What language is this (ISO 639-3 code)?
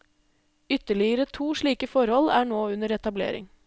nor